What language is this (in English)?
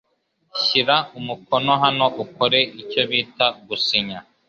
Kinyarwanda